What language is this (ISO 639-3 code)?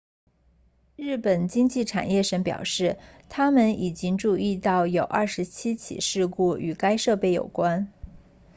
zho